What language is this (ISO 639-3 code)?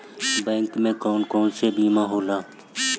bho